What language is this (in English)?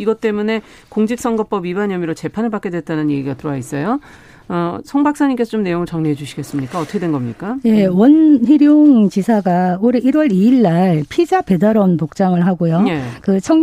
Korean